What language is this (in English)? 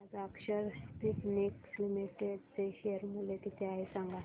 Marathi